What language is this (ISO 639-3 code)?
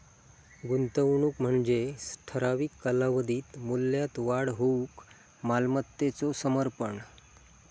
mar